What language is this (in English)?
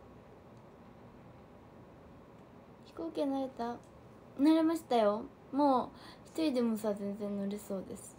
Japanese